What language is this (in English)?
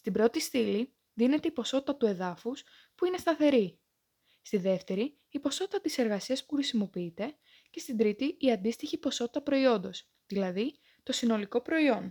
Greek